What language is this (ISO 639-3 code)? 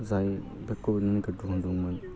brx